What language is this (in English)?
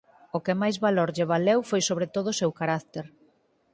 Galician